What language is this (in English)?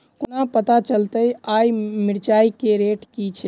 Maithili